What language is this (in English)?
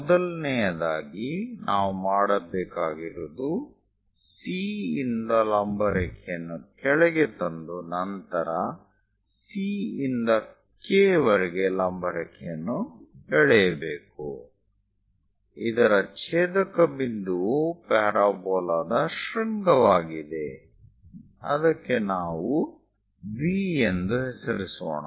Kannada